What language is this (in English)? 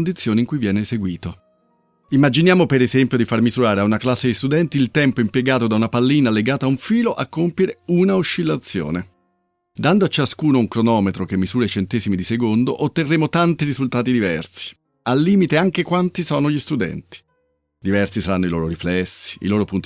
Italian